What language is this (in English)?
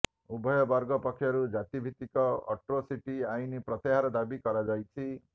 Odia